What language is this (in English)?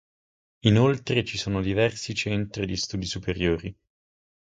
Italian